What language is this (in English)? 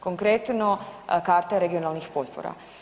Croatian